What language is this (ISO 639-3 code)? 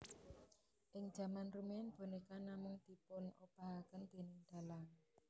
jav